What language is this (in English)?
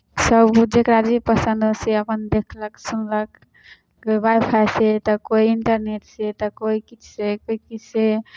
Maithili